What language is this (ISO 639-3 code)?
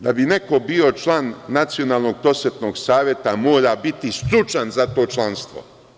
srp